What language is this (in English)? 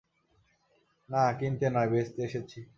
Bangla